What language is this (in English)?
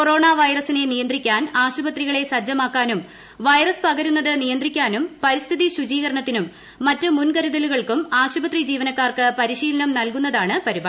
Malayalam